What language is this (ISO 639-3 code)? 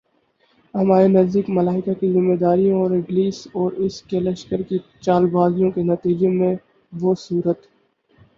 urd